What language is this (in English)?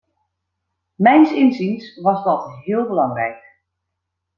Dutch